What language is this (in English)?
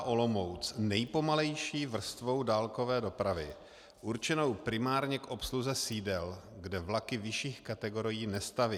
Czech